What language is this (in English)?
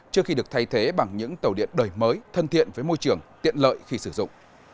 Vietnamese